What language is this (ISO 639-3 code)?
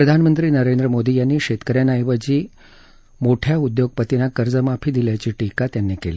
mar